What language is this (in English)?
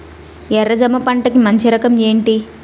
Telugu